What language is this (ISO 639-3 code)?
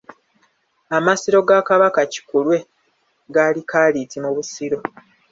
lug